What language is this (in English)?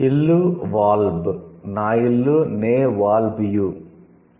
Telugu